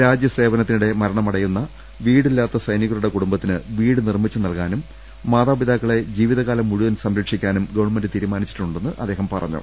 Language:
Malayalam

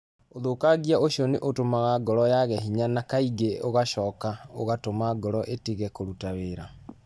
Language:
Kikuyu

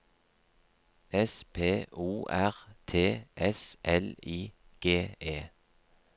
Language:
Norwegian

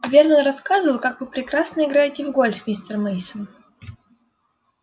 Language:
Russian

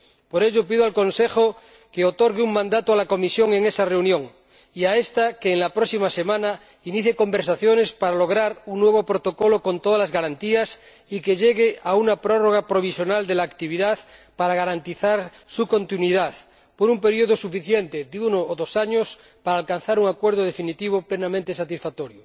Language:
Spanish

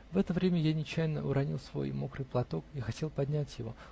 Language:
Russian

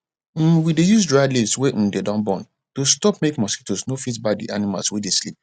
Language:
Nigerian Pidgin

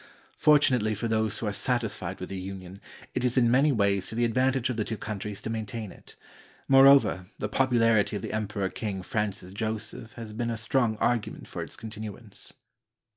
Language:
English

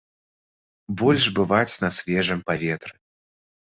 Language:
Belarusian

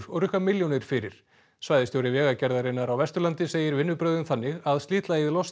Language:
Icelandic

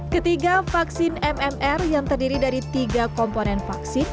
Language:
Indonesian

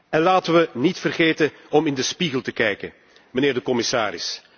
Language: Dutch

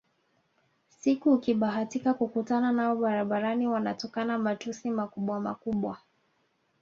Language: Swahili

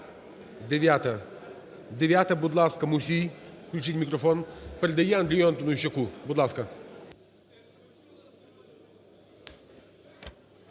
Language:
Ukrainian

